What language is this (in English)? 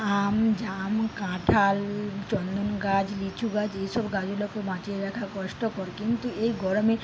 Bangla